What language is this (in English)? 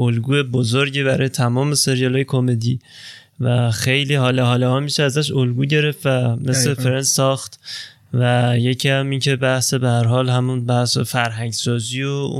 Persian